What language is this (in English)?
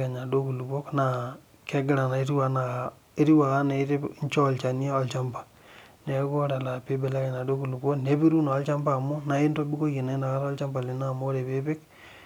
Masai